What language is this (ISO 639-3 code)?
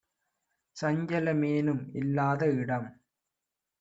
tam